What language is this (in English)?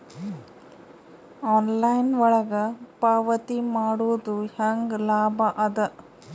Kannada